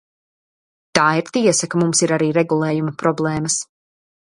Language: Latvian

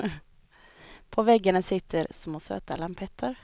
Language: Swedish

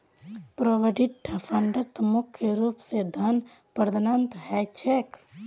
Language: Magahi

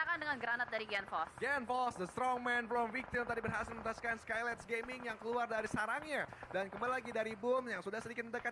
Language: Indonesian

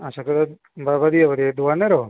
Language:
Dogri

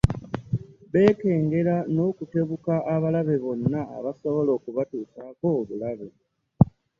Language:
Ganda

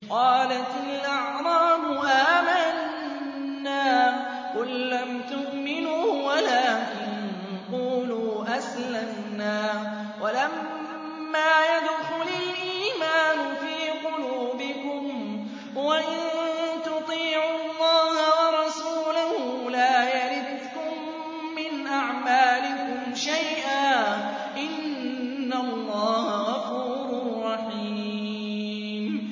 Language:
Arabic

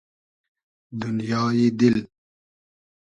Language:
Hazaragi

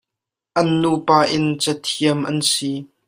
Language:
Hakha Chin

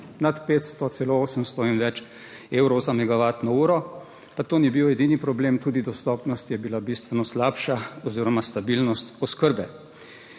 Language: Slovenian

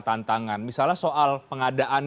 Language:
Indonesian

